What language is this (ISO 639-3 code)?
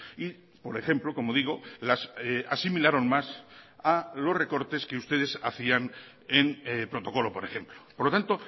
spa